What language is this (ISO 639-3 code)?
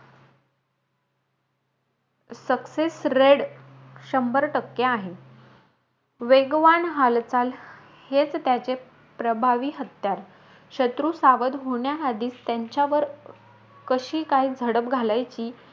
mar